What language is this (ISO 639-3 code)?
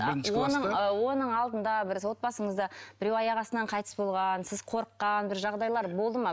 kaz